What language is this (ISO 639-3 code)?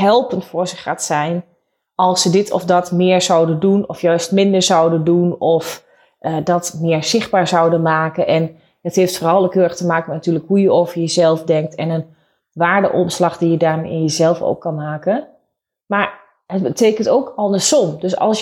nld